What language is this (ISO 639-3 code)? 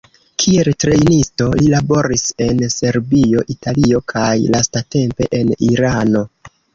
epo